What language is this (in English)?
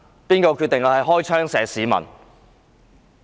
Cantonese